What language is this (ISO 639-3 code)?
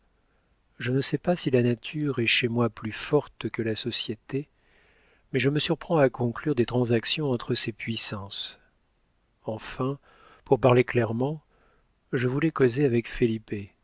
fra